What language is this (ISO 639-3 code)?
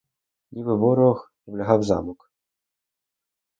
ukr